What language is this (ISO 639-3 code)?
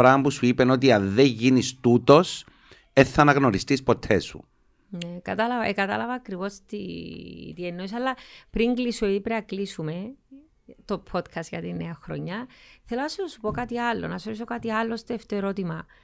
ell